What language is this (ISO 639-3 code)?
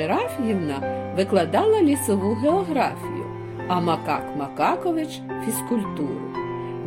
ukr